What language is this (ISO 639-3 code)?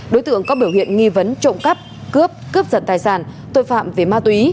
vie